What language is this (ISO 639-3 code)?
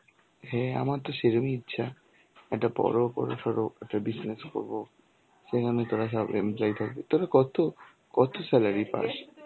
ben